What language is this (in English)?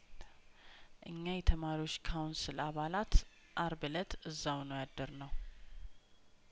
Amharic